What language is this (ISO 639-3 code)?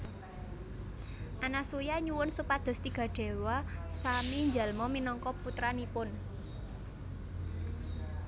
jav